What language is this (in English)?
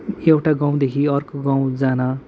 Nepali